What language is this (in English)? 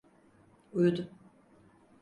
Turkish